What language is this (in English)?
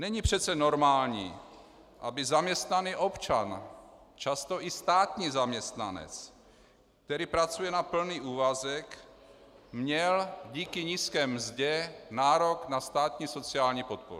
Czech